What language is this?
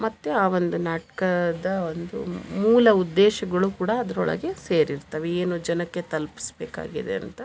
Kannada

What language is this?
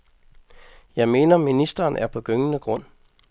Danish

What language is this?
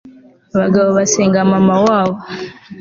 Kinyarwanda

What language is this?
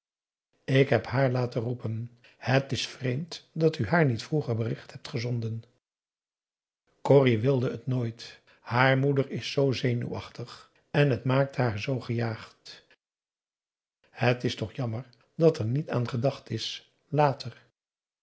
Dutch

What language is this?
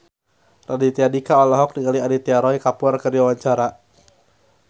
Sundanese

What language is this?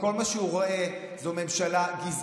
Hebrew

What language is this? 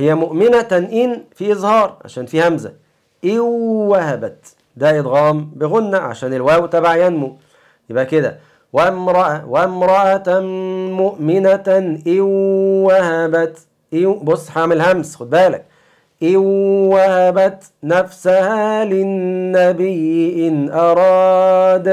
Arabic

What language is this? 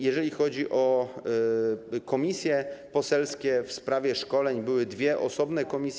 Polish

